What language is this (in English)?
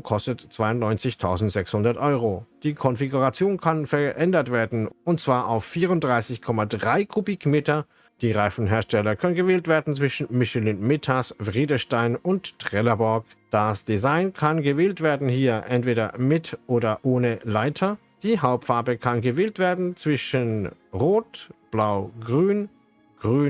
German